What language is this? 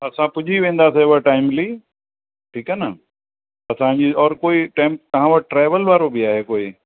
Sindhi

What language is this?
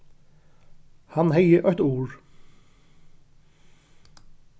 Faroese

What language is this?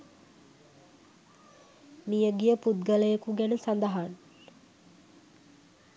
Sinhala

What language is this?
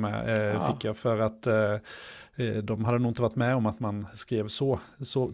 Swedish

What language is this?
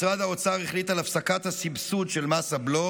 Hebrew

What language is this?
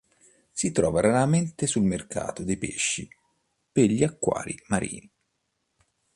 Italian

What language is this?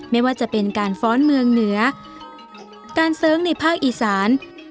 Thai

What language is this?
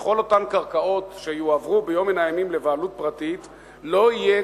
Hebrew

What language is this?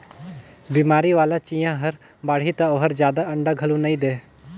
Chhattisgarhi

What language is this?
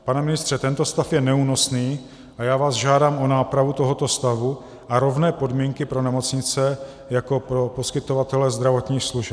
Czech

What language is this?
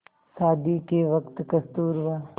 Hindi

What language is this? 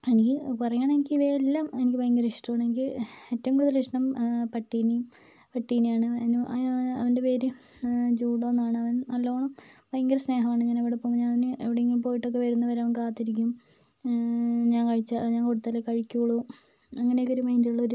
Malayalam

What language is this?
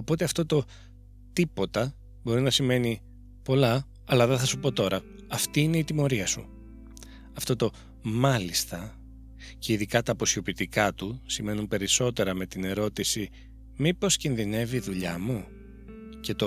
Greek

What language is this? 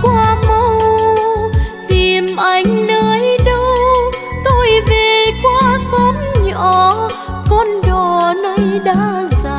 Vietnamese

